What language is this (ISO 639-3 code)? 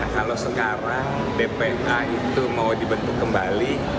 ind